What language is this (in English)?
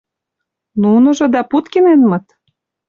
Mari